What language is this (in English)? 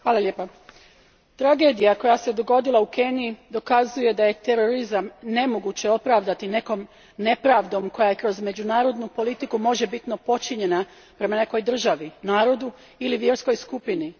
Croatian